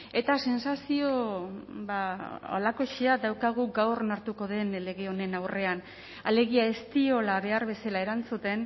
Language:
Basque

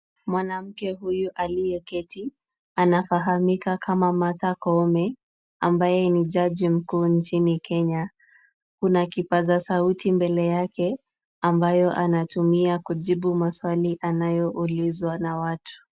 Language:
Swahili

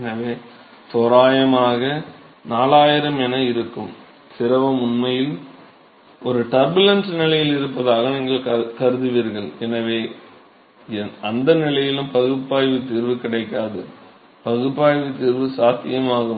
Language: Tamil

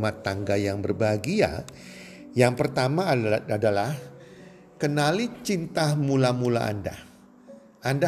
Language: Indonesian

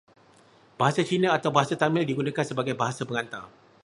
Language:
Malay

